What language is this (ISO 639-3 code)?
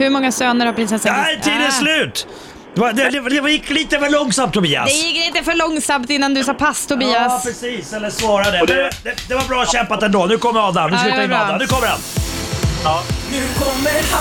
swe